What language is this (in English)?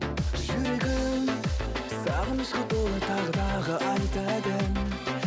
Kazakh